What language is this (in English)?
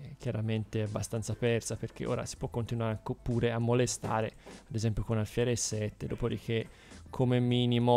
Italian